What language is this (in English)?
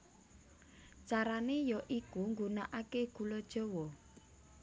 Javanese